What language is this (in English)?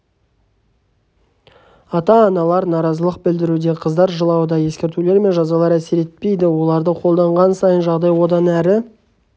Kazakh